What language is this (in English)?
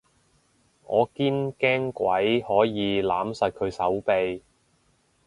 Cantonese